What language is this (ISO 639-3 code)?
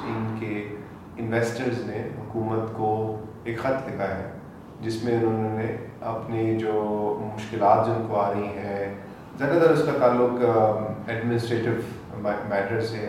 urd